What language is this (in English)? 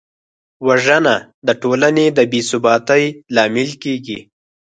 Pashto